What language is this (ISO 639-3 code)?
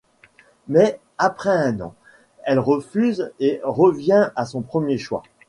fra